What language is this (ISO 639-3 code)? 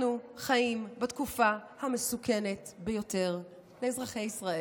heb